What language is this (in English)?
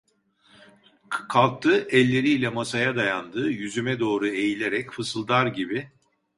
Turkish